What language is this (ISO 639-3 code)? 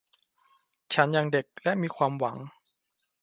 tha